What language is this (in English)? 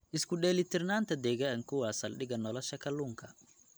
Somali